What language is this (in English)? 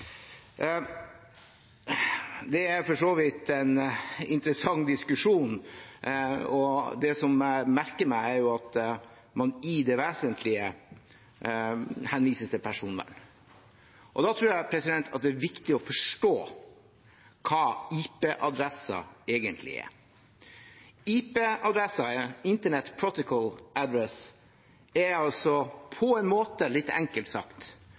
Norwegian Bokmål